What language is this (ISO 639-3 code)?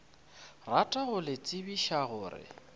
nso